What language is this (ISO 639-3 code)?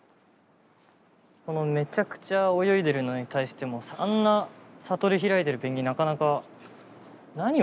jpn